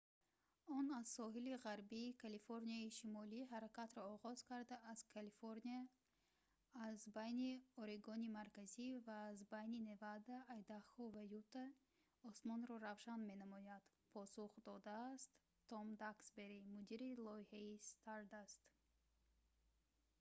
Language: Tajik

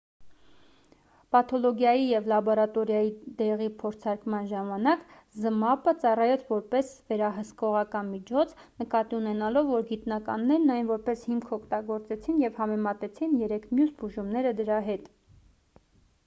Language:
Armenian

